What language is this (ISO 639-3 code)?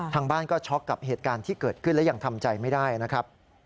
tha